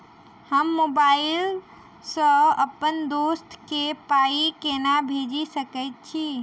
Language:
Maithili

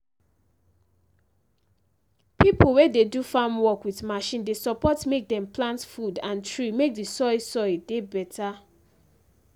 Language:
Nigerian Pidgin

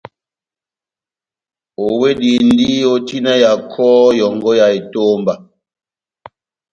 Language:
Batanga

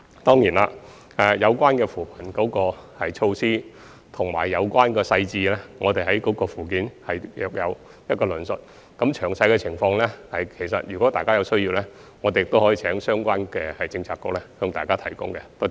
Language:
Cantonese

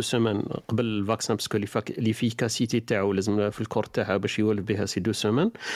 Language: Arabic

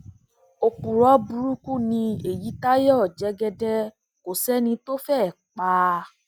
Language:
Yoruba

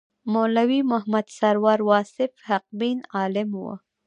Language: Pashto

